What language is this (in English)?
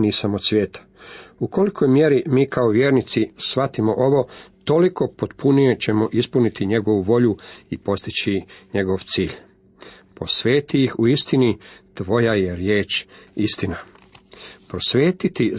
Croatian